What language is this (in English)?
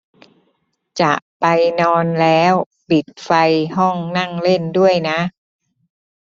Thai